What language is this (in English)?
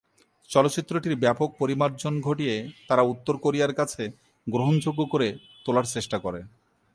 Bangla